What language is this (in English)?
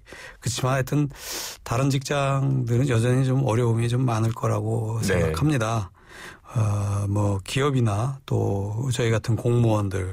Korean